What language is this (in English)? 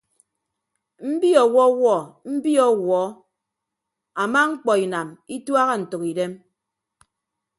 Ibibio